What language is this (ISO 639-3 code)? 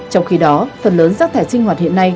vie